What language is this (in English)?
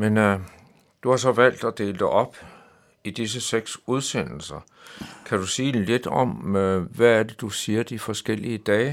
Danish